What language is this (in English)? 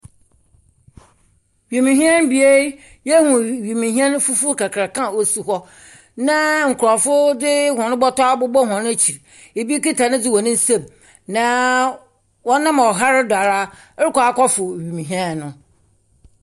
Akan